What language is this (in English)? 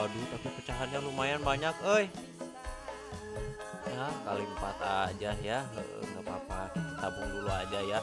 Indonesian